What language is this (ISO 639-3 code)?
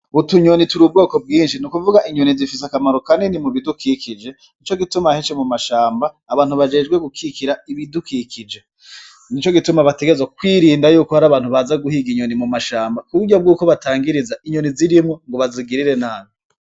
run